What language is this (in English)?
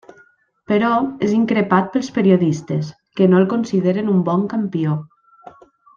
Catalan